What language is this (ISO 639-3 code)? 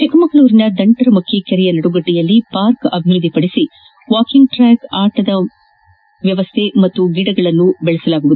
kan